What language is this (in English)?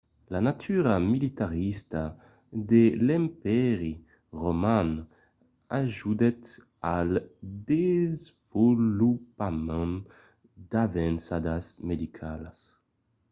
Occitan